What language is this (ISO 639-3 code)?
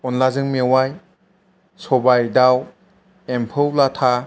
brx